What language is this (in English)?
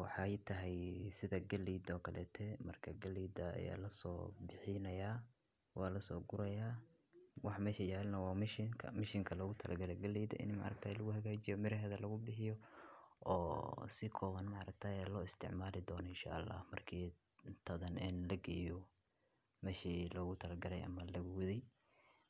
Somali